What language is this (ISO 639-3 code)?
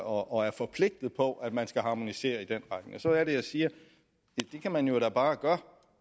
dan